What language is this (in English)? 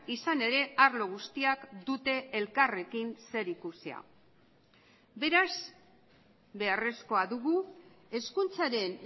Basque